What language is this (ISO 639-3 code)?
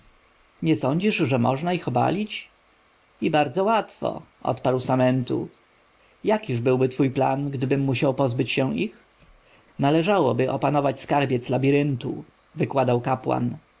pol